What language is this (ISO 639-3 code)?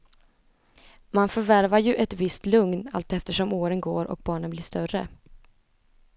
swe